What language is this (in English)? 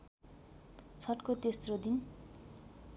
Nepali